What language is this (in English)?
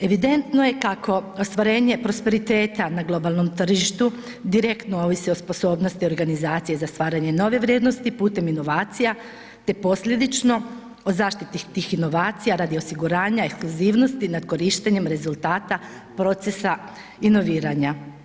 Croatian